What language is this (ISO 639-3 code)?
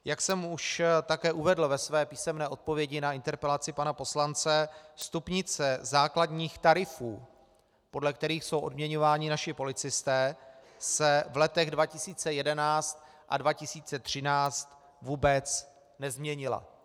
ces